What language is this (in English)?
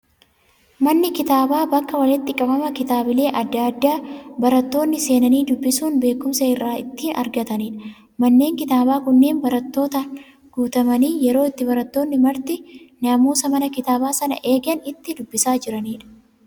Oromo